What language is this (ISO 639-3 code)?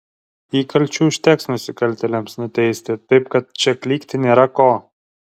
lit